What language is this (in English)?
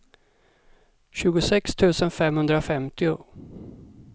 Swedish